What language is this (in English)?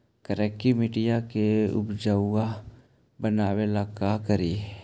Magahi